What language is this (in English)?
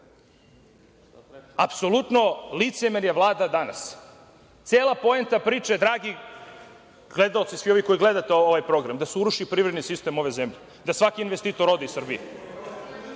Serbian